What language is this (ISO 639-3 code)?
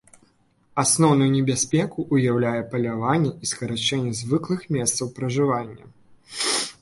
bel